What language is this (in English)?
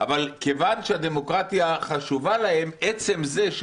Hebrew